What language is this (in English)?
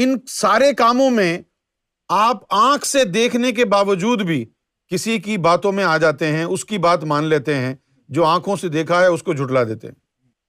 Urdu